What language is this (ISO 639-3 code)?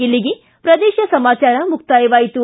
kan